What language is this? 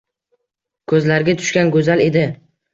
Uzbek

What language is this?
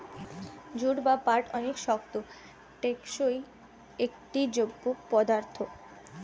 Bangla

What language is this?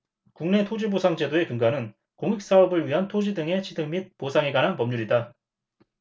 Korean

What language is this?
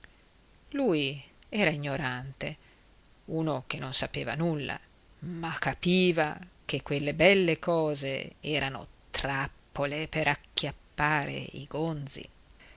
Italian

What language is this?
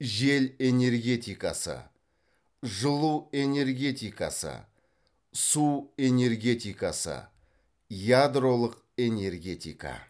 Kazakh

